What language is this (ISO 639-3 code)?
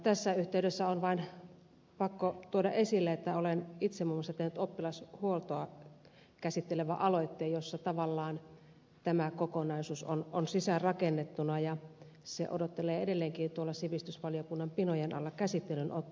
fin